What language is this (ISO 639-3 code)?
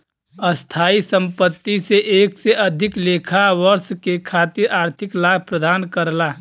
bho